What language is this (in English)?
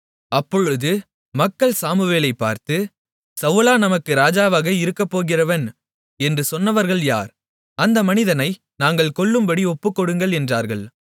Tamil